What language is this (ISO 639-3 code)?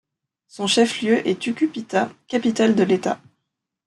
fra